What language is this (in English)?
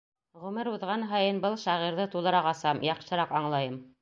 Bashkir